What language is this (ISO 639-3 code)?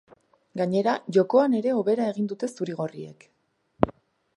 eus